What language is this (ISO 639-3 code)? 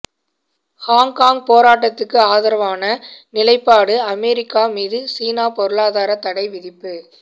tam